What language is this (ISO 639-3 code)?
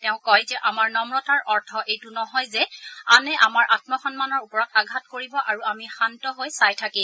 asm